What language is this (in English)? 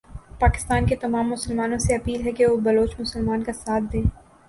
Urdu